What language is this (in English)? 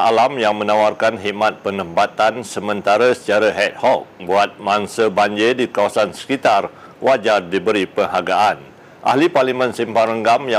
Malay